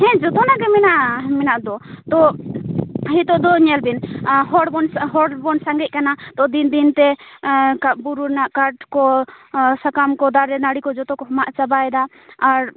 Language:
Santali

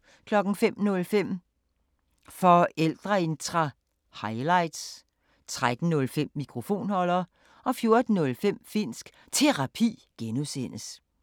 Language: Danish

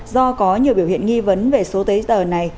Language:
Vietnamese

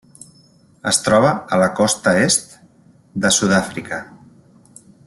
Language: Catalan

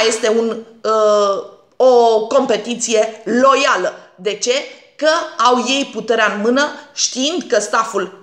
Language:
Romanian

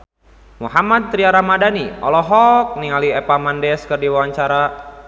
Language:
Sundanese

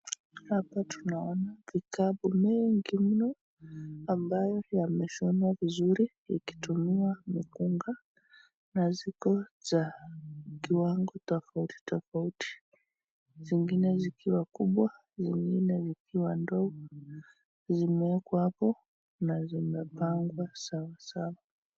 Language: Swahili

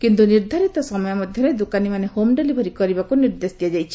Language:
Odia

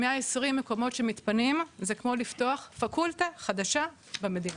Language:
Hebrew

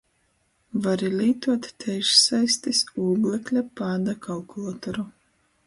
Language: Latgalian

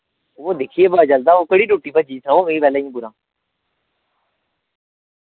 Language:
Dogri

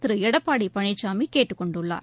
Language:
Tamil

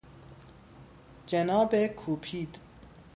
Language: Persian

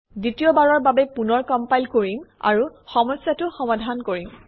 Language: Assamese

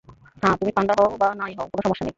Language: Bangla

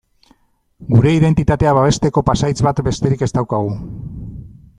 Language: Basque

